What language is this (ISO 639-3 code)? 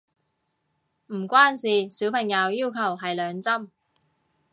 yue